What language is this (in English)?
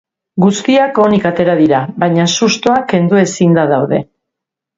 Basque